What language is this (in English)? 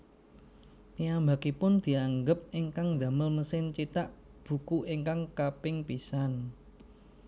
Javanese